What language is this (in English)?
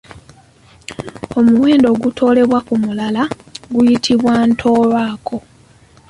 Ganda